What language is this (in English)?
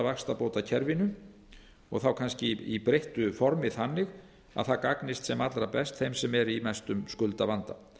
Icelandic